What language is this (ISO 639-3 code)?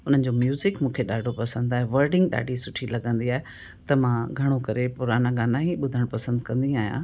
snd